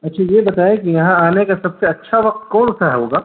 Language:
Urdu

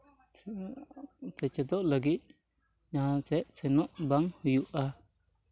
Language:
Santali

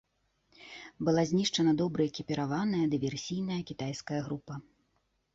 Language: Belarusian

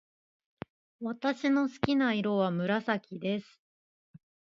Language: Japanese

